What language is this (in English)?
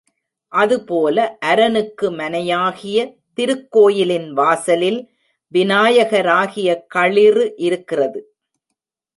Tamil